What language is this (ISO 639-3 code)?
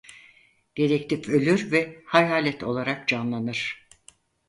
tur